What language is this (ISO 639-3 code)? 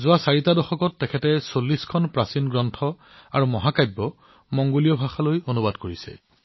asm